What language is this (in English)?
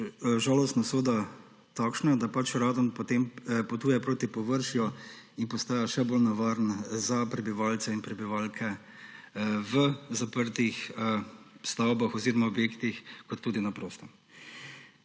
Slovenian